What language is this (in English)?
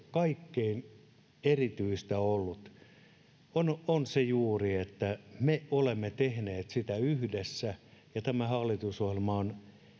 Finnish